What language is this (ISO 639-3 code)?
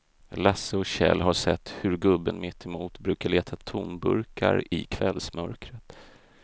swe